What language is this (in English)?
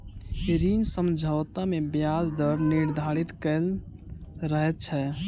Maithili